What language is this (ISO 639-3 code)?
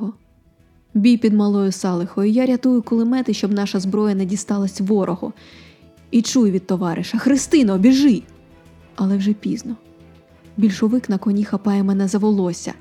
ukr